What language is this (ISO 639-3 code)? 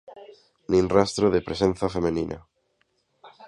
glg